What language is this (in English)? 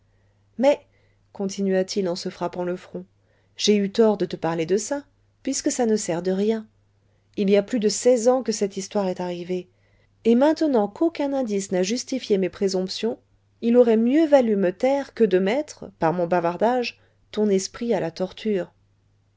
French